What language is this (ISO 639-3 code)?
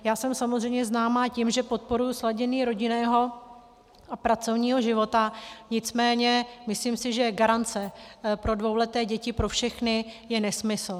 ces